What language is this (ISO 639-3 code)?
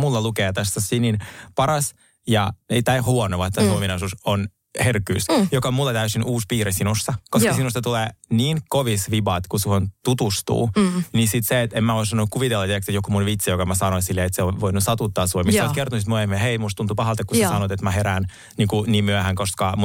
fin